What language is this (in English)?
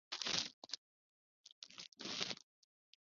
Chinese